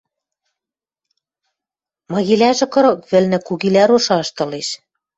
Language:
Western Mari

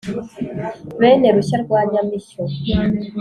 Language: Kinyarwanda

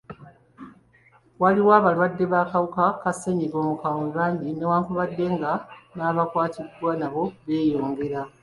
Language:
Ganda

